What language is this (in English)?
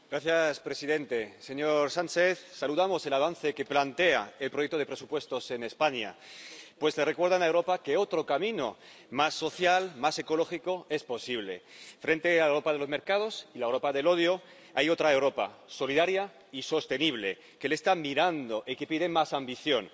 Spanish